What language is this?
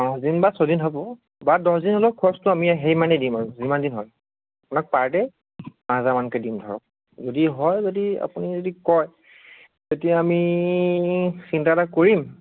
Assamese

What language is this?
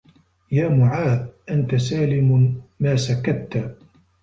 Arabic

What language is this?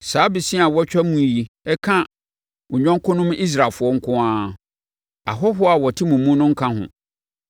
Akan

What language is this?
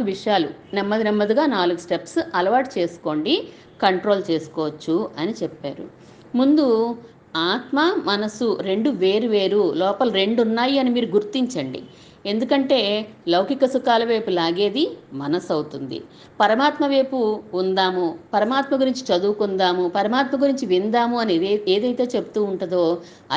Telugu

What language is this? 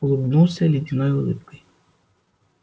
Russian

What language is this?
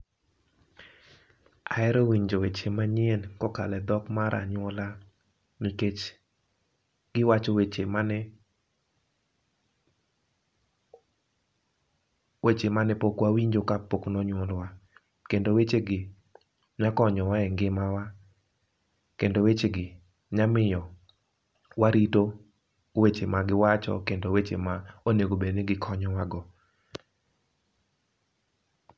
Luo (Kenya and Tanzania)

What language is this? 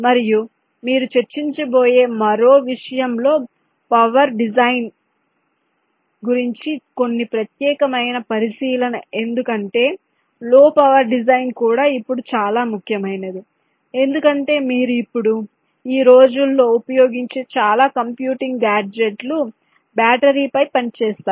Telugu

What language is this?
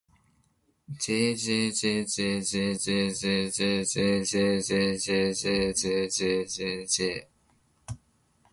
Japanese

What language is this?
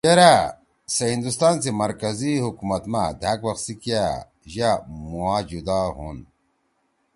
Torwali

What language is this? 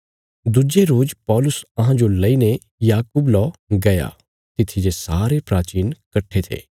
Bilaspuri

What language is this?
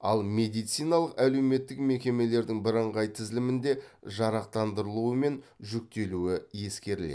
Kazakh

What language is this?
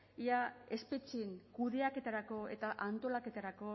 Basque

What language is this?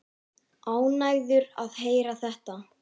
Icelandic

